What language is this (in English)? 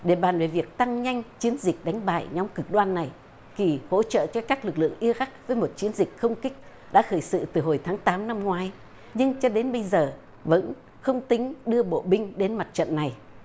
Vietnamese